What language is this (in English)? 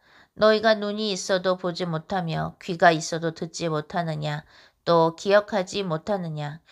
Korean